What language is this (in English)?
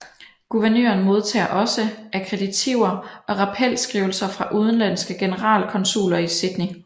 Danish